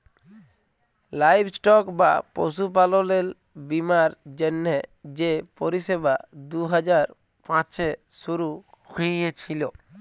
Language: Bangla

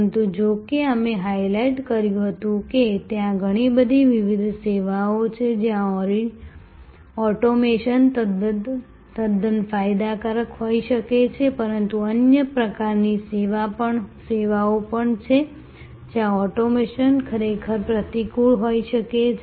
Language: Gujarati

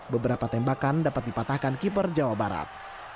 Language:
Indonesian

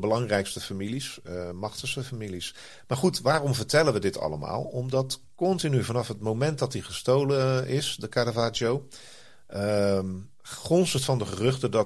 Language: Dutch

